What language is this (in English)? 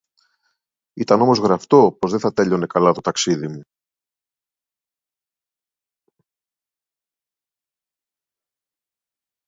Greek